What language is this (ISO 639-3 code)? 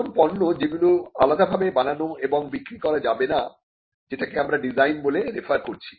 ben